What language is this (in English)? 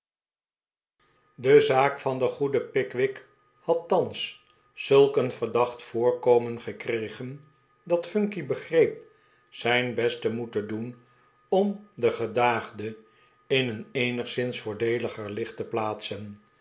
Dutch